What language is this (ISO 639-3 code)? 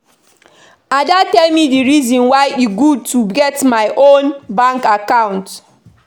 pcm